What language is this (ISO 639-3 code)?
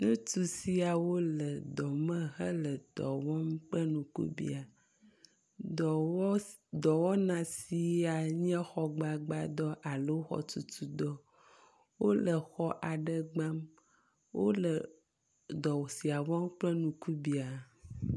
ewe